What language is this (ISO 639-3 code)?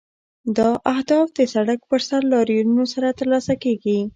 pus